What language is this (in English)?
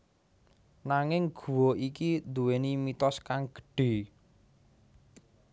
Javanese